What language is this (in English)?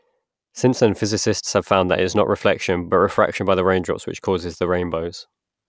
English